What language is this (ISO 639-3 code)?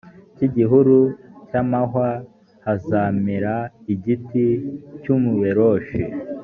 kin